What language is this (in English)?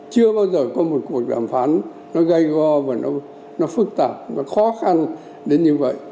Vietnamese